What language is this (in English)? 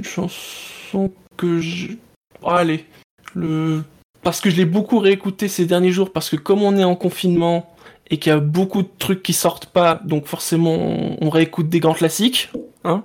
French